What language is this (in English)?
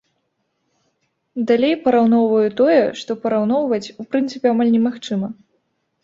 Belarusian